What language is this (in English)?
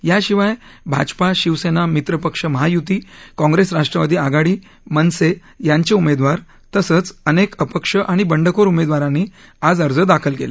Marathi